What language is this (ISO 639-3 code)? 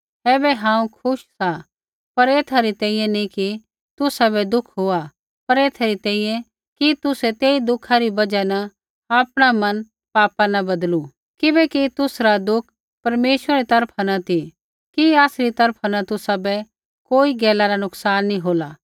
kfx